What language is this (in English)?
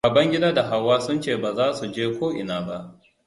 Hausa